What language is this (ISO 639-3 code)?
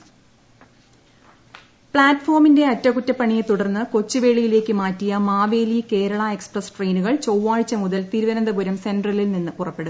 mal